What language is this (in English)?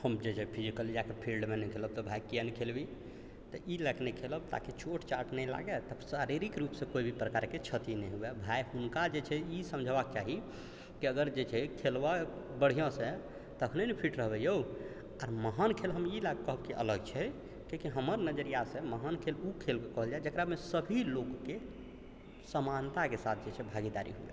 Maithili